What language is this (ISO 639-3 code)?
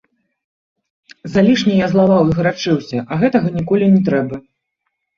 bel